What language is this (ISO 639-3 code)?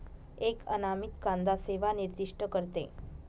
mar